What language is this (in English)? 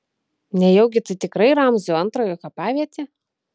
Lithuanian